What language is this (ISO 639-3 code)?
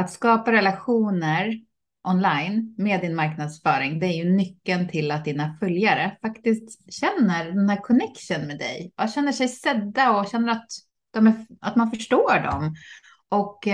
swe